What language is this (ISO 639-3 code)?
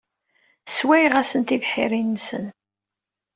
kab